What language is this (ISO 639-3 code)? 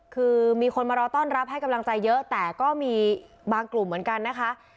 tha